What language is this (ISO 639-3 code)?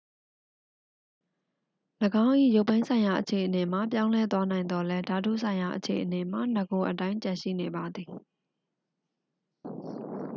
mya